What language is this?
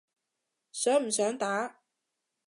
Cantonese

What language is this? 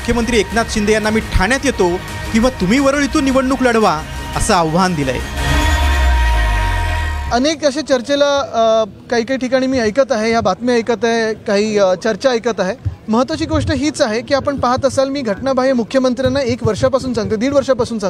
Marathi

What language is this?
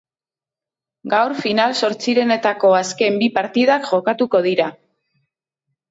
Basque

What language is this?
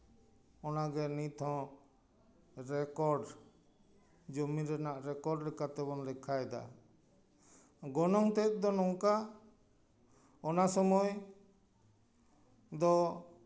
Santali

